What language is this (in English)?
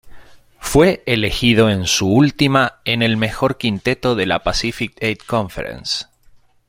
Spanish